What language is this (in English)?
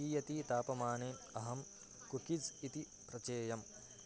Sanskrit